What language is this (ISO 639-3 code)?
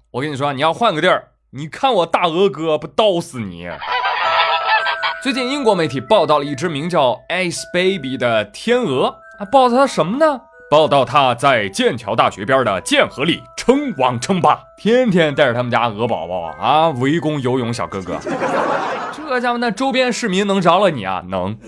zho